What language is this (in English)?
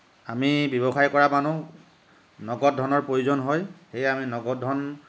Assamese